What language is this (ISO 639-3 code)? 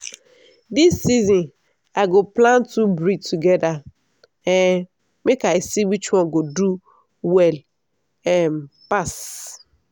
pcm